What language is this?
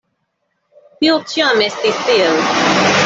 Esperanto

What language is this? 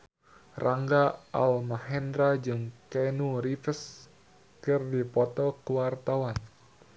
Sundanese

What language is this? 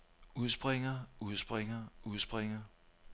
Danish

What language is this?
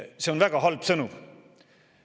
Estonian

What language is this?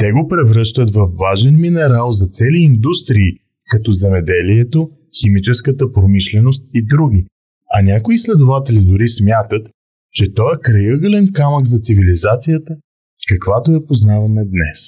Bulgarian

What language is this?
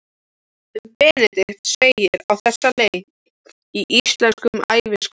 Icelandic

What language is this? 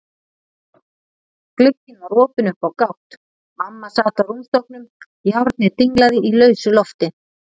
Icelandic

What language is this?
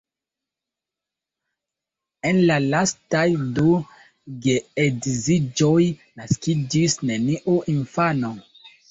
Esperanto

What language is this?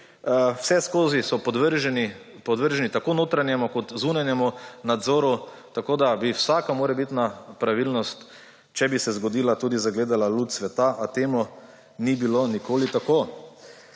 Slovenian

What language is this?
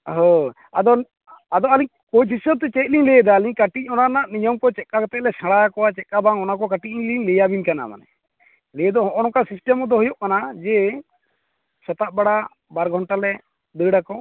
Santali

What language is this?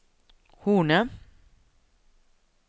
Norwegian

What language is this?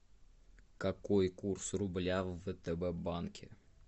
Russian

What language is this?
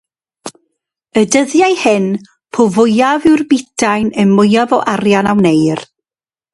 Welsh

